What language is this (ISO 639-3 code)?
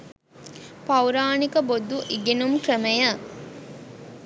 sin